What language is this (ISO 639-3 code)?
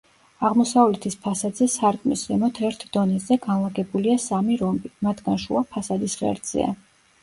kat